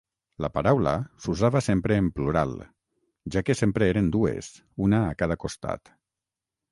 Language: Catalan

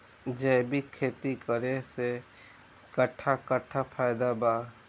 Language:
Bhojpuri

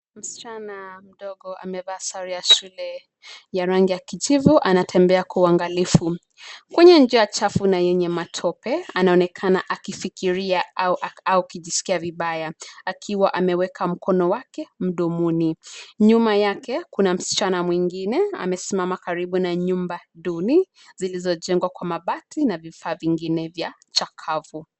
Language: Swahili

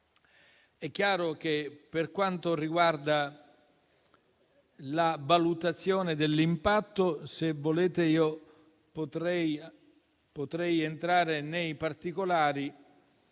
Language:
Italian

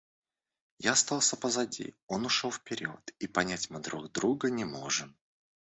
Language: Russian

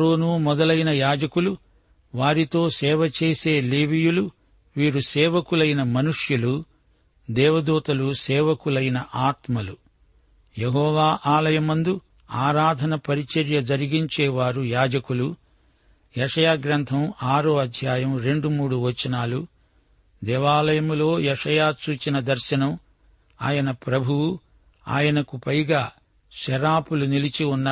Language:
Telugu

